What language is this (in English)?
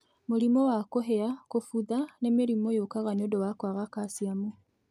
Kikuyu